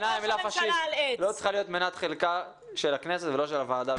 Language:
Hebrew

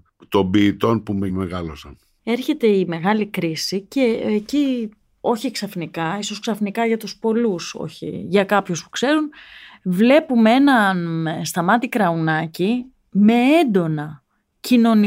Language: Greek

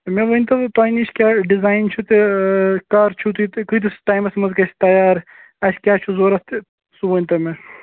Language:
Kashmiri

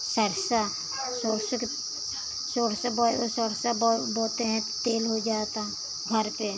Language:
Hindi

